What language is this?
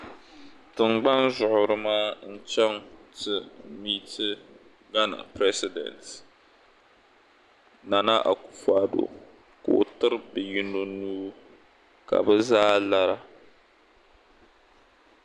Dagbani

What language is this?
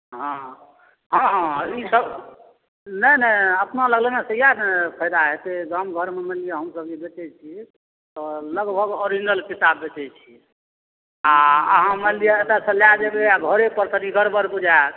Maithili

